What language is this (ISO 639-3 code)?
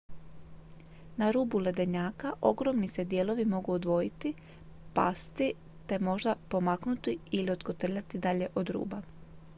hrv